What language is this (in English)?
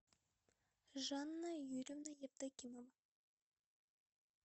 Russian